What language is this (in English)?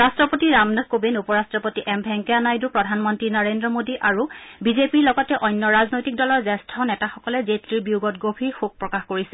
Assamese